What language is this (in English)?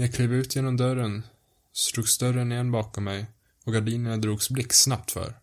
Swedish